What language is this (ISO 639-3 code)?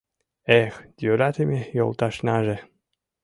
chm